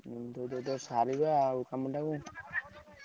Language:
Odia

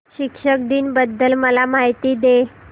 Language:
Marathi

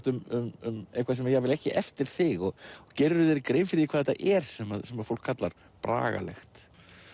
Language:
Icelandic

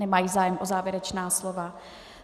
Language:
Czech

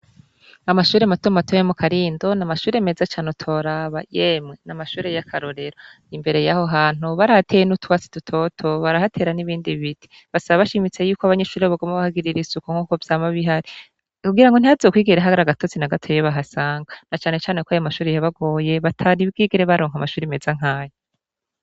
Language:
Rundi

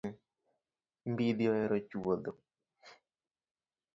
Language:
Luo (Kenya and Tanzania)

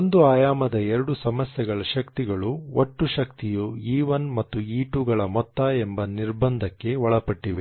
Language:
Kannada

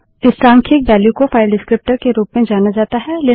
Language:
Hindi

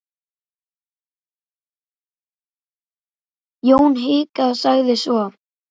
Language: Icelandic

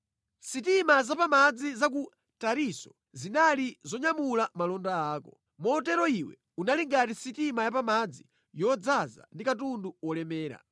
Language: Nyanja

